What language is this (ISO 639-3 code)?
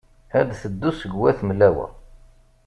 kab